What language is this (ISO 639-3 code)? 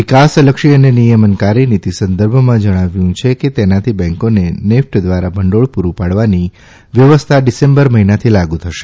guj